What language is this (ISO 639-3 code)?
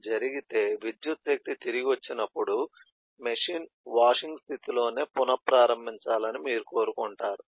tel